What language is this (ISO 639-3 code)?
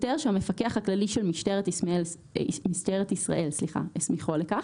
heb